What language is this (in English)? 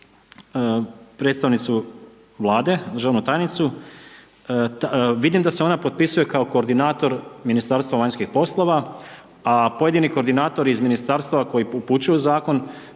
Croatian